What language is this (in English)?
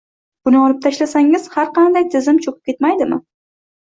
Uzbek